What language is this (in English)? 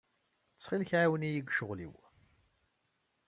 Kabyle